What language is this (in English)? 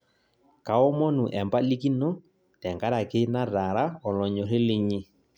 Masai